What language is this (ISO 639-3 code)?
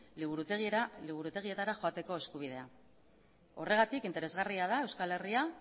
eus